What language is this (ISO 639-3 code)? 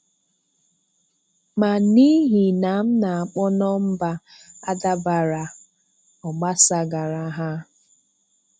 ibo